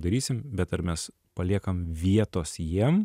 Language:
Lithuanian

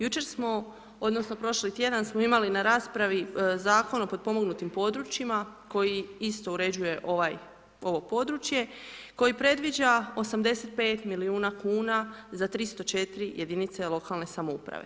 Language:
Croatian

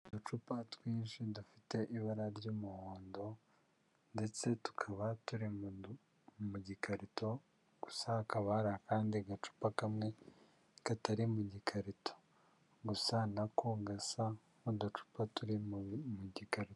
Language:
Kinyarwanda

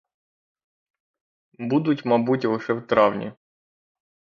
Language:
Ukrainian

